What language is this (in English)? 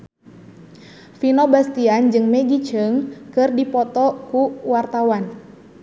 Sundanese